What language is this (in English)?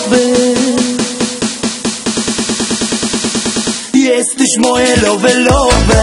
Polish